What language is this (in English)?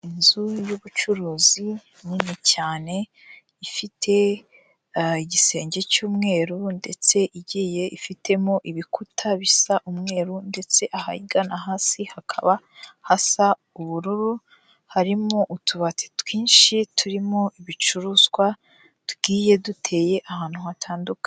Kinyarwanda